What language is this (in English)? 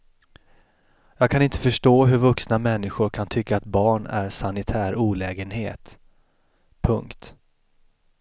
Swedish